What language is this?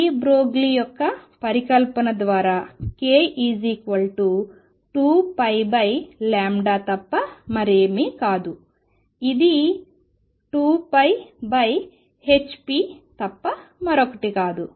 Telugu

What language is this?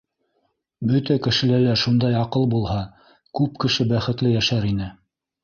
Bashkir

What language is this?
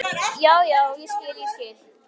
Icelandic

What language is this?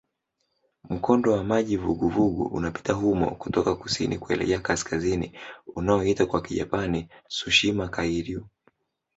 Swahili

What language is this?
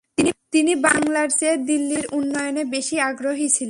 Bangla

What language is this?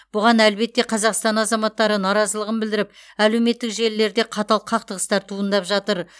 Kazakh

